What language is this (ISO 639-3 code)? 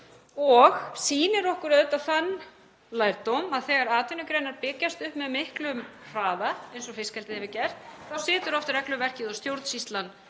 isl